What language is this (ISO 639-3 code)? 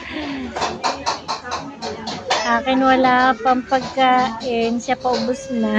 fil